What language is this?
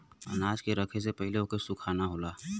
Bhojpuri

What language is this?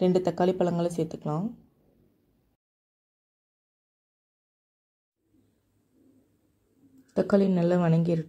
Romanian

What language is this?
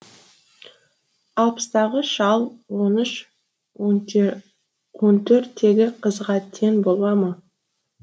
Kazakh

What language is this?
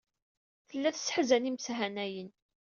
Kabyle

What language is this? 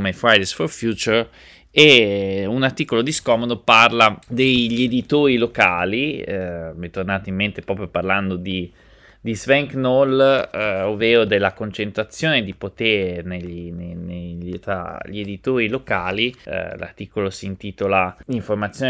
Italian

